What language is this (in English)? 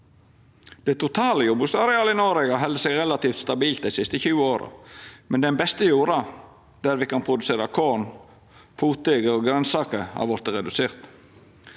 Norwegian